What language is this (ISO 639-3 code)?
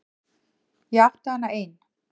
isl